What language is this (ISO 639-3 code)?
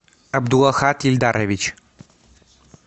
rus